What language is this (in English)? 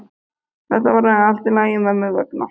Icelandic